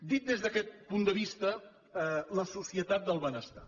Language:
Catalan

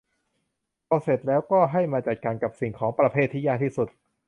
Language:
Thai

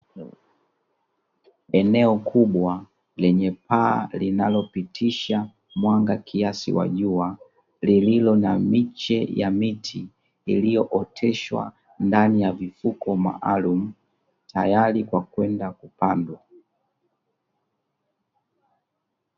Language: Swahili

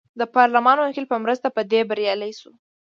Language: Pashto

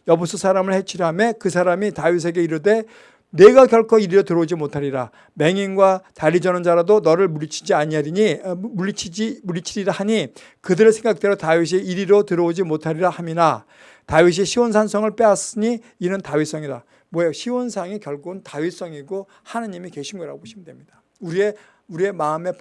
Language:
Korean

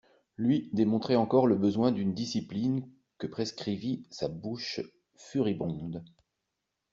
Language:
French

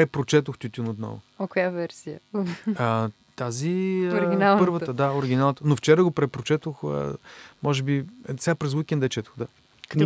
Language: Bulgarian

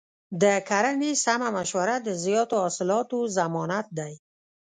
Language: Pashto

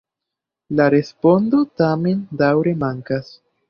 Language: Esperanto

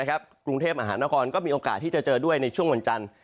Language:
Thai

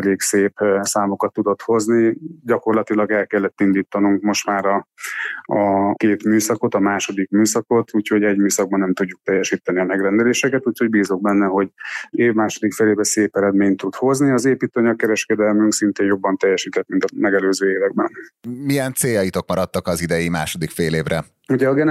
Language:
Hungarian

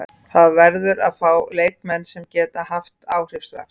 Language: Icelandic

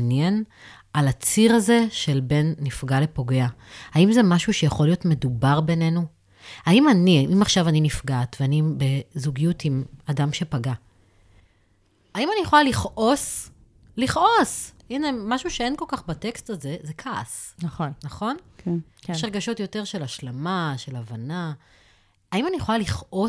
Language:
Hebrew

